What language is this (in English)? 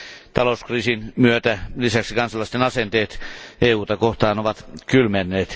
Finnish